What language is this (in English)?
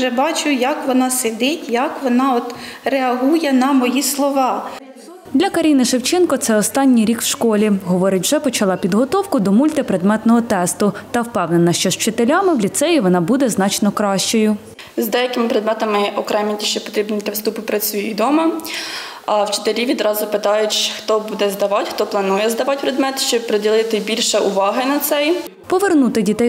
Ukrainian